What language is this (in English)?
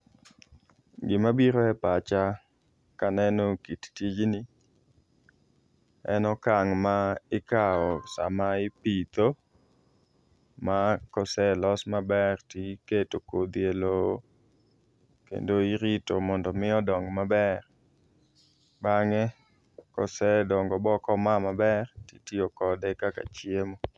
Luo (Kenya and Tanzania)